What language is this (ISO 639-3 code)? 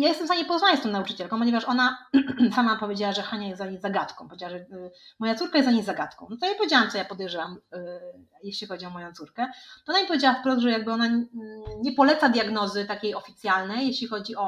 pol